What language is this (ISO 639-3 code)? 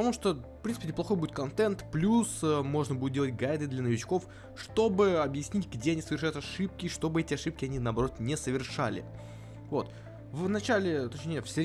rus